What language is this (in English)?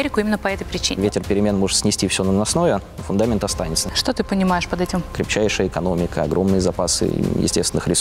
Russian